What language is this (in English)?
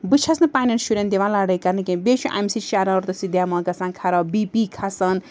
Kashmiri